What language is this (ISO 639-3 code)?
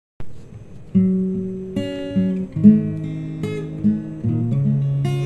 ind